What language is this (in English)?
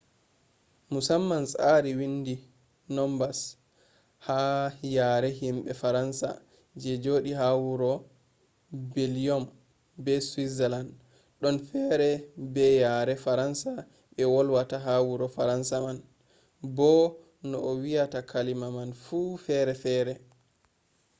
Fula